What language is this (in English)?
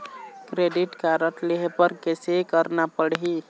Chhattisgarhi